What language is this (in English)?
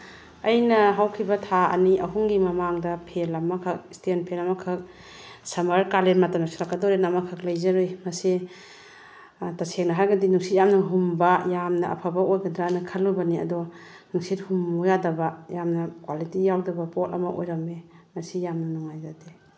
Manipuri